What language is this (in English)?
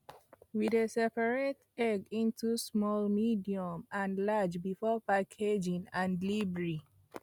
Nigerian Pidgin